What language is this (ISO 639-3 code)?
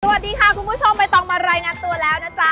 tha